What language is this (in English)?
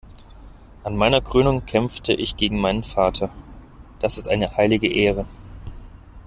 German